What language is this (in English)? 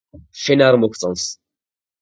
Georgian